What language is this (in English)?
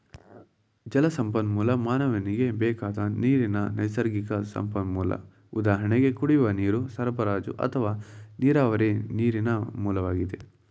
Kannada